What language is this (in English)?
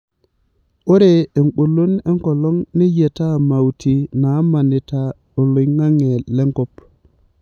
Masai